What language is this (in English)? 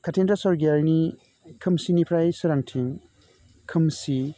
Bodo